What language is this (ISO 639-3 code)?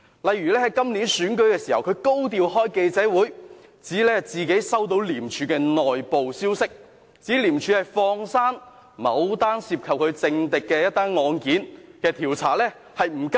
yue